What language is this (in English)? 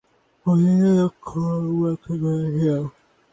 Bangla